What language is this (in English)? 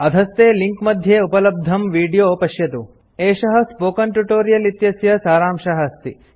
Sanskrit